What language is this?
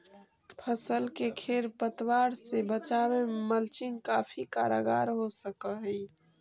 Magahi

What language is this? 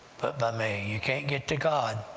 English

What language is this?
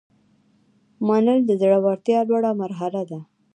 Pashto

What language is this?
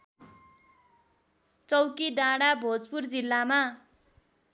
Nepali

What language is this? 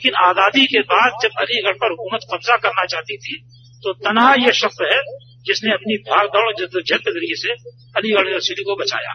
Hindi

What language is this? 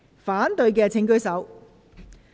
Cantonese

